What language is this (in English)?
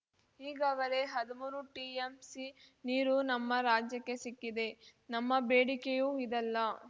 Kannada